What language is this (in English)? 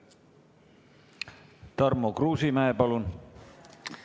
Estonian